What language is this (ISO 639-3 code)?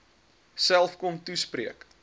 afr